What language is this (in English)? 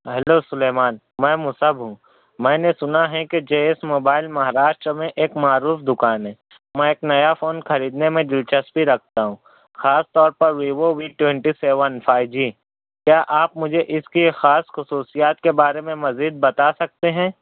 Urdu